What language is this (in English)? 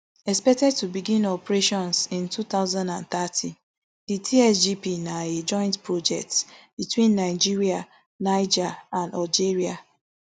Nigerian Pidgin